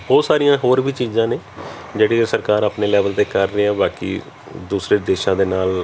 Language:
Punjabi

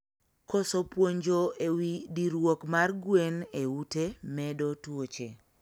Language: Luo (Kenya and Tanzania)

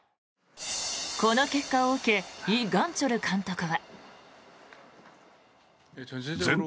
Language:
Japanese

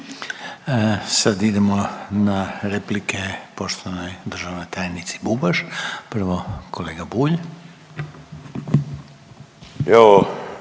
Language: Croatian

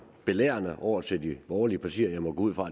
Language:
Danish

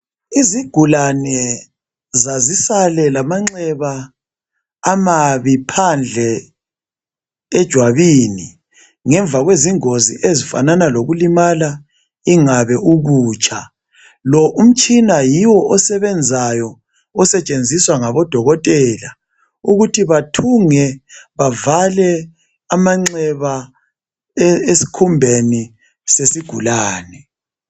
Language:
North Ndebele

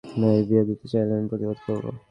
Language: Bangla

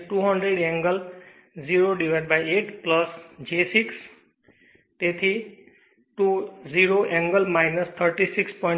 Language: Gujarati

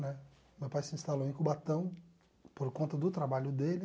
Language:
Portuguese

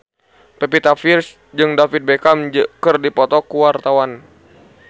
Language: Sundanese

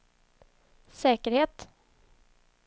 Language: Swedish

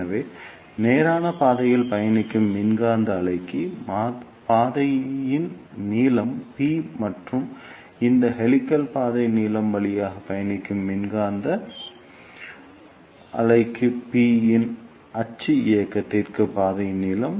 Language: Tamil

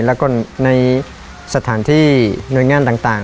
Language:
Thai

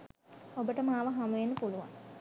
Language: Sinhala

